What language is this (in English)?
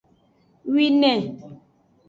Aja (Benin)